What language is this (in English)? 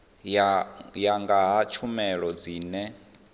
Venda